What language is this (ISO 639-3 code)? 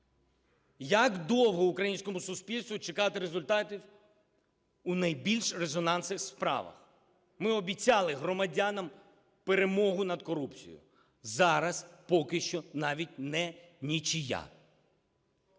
ukr